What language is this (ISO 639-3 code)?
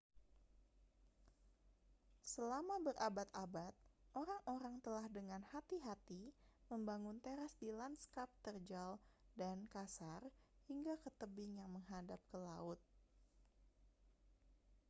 ind